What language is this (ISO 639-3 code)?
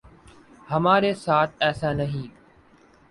urd